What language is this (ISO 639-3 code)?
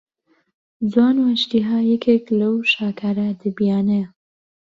ckb